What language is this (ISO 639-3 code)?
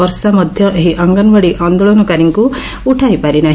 ori